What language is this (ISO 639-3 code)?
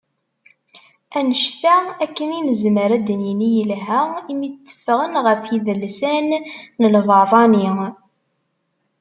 kab